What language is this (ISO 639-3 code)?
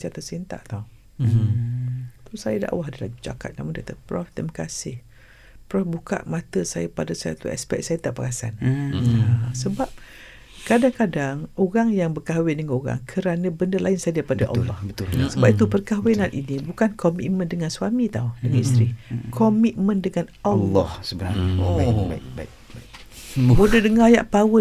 msa